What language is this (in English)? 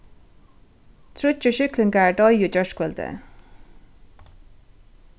Faroese